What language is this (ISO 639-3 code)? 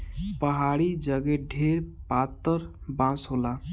bho